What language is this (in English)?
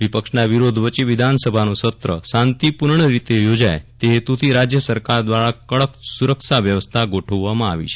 Gujarati